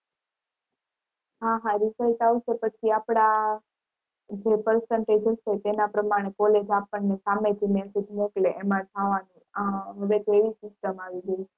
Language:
Gujarati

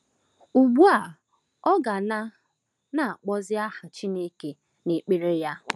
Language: Igbo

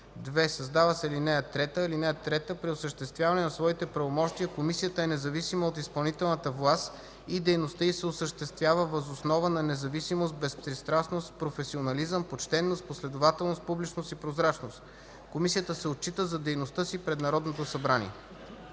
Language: Bulgarian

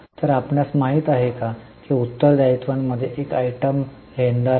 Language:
Marathi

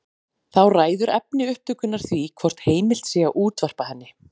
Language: Icelandic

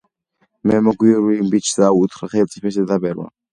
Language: Georgian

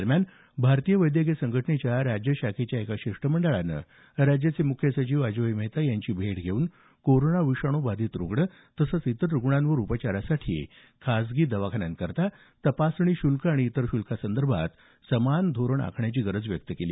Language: Marathi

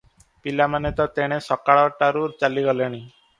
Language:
Odia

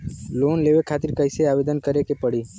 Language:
Bhojpuri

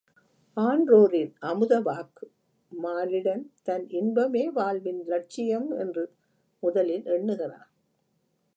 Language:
Tamil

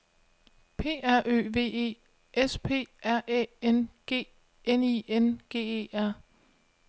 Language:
Danish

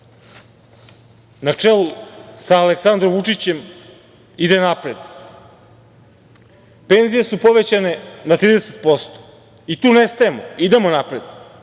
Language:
Serbian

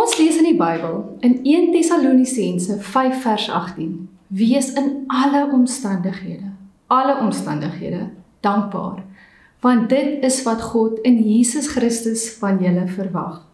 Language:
Dutch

